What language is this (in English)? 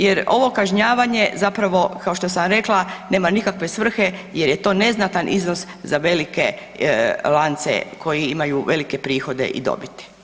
Croatian